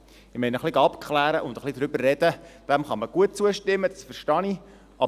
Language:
Swiss German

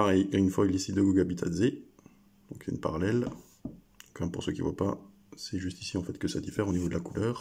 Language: French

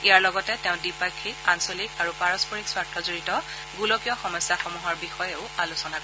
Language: Assamese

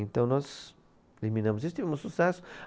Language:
Portuguese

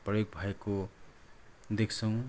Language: Nepali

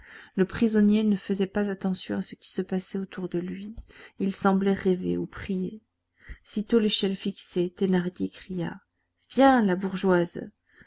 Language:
French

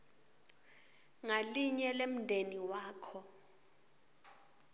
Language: Swati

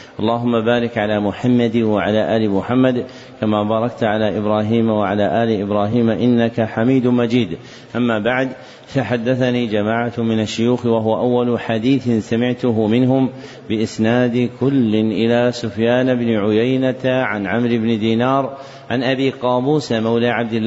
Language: Arabic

